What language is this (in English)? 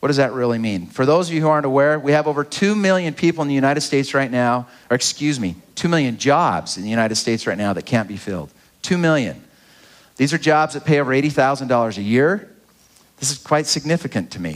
English